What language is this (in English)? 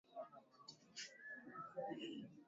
Swahili